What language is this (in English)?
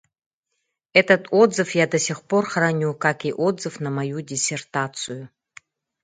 Yakut